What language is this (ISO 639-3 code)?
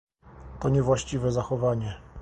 pol